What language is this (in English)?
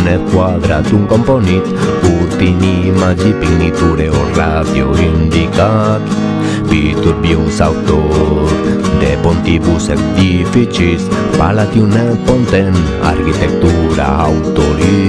Romanian